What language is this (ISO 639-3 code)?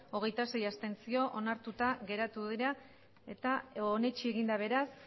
eus